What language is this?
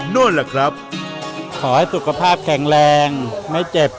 Thai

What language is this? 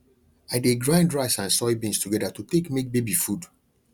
Nigerian Pidgin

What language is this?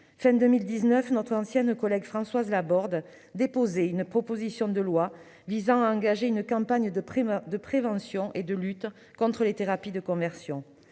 French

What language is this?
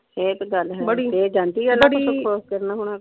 Punjabi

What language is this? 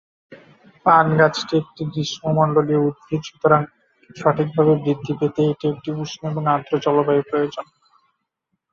Bangla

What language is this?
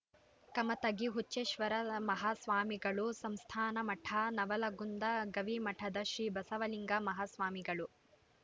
Kannada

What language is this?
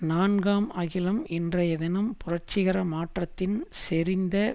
Tamil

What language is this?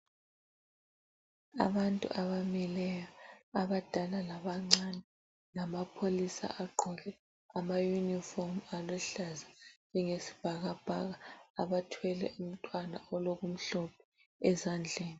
North Ndebele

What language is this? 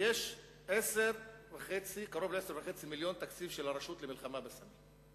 Hebrew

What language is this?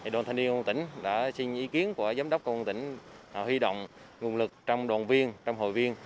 Vietnamese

